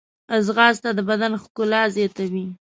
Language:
Pashto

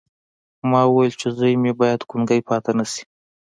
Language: Pashto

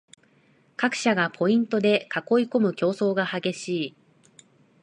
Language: Japanese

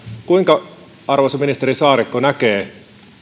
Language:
Finnish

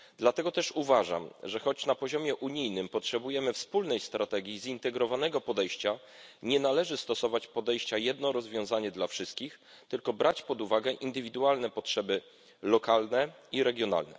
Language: Polish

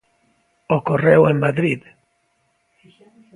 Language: Galician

